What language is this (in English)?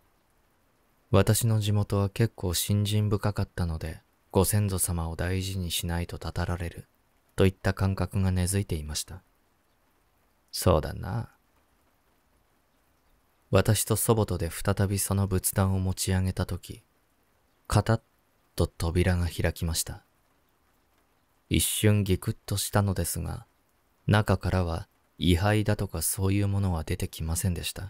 Japanese